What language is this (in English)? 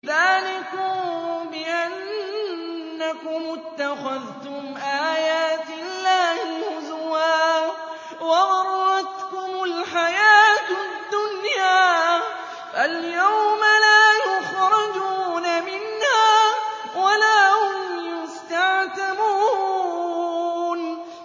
Arabic